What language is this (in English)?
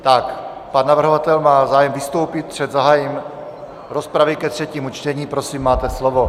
Czech